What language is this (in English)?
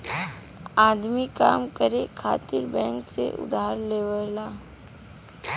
Bhojpuri